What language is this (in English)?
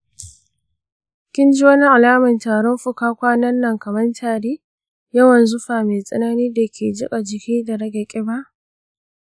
Hausa